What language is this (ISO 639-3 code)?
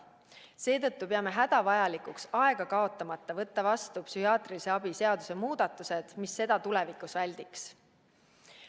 est